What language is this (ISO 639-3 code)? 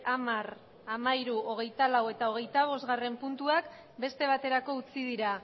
eus